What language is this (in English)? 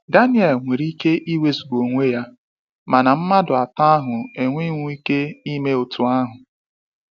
Igbo